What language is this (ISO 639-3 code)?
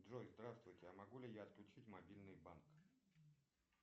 rus